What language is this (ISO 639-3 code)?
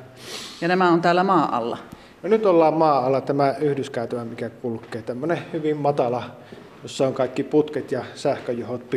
fin